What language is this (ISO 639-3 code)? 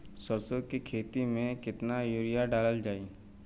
bho